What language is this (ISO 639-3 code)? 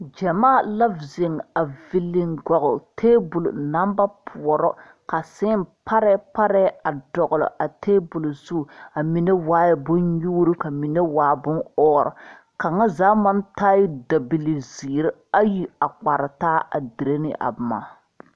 dga